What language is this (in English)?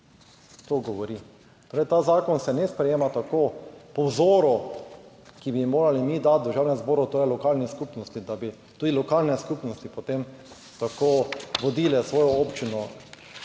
Slovenian